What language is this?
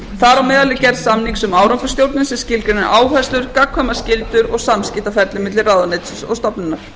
Icelandic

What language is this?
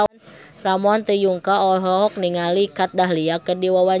Sundanese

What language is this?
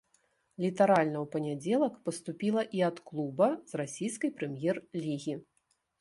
Belarusian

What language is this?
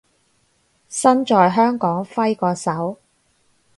Cantonese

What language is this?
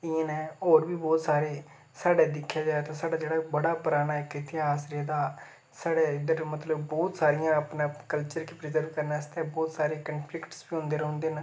Dogri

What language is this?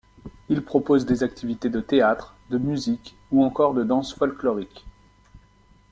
French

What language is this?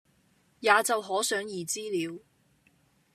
Cantonese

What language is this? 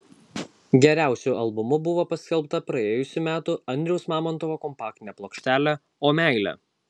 Lithuanian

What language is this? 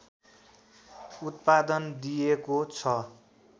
Nepali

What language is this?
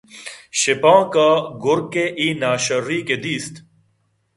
Eastern Balochi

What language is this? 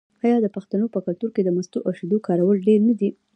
Pashto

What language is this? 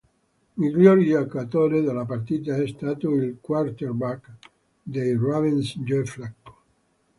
Italian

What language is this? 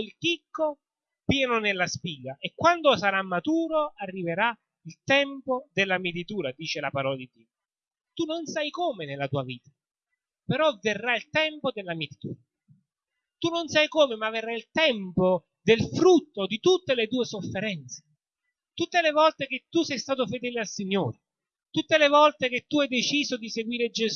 Italian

